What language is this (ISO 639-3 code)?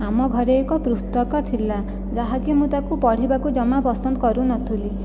ori